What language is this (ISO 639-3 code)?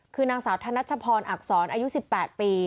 tha